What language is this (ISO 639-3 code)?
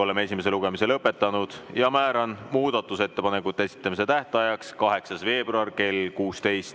est